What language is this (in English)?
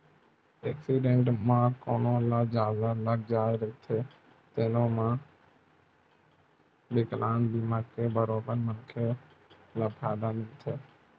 Chhattisgarhi